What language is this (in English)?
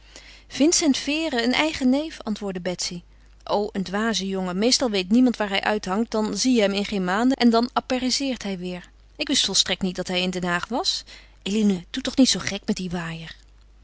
Dutch